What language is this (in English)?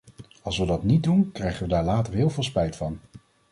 Dutch